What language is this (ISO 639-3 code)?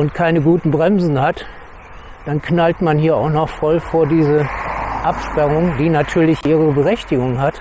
deu